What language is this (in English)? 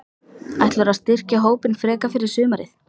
Icelandic